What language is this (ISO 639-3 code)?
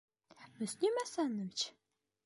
bak